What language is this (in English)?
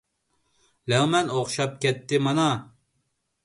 Uyghur